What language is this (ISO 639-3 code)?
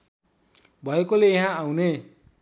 nep